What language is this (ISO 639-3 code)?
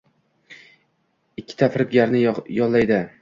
uzb